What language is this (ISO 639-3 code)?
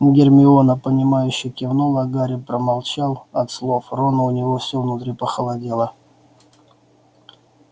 rus